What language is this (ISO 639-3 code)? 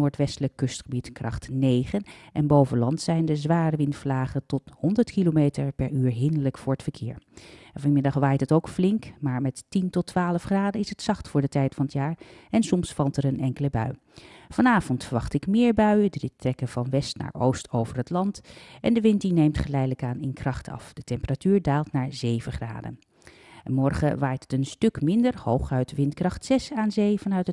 nld